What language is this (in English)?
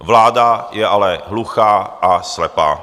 Czech